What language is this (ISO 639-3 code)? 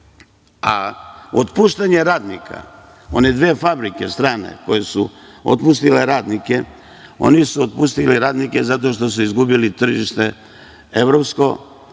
srp